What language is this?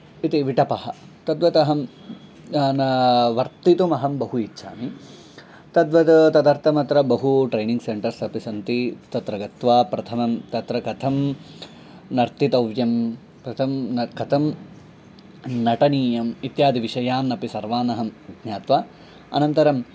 Sanskrit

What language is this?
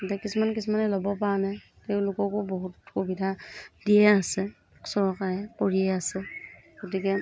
Assamese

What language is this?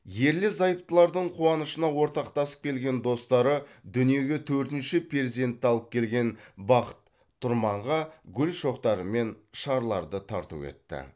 Kazakh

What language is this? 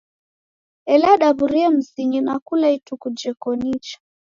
Taita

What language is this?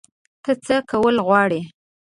Pashto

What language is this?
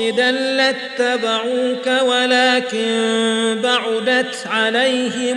Arabic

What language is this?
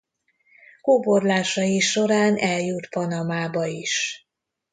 Hungarian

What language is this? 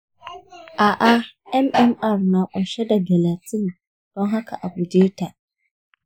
Hausa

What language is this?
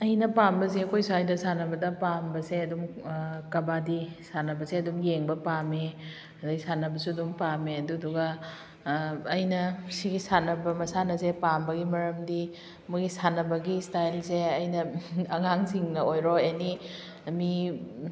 Manipuri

